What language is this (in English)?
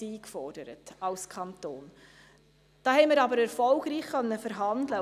Swiss German